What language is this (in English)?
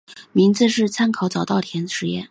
Chinese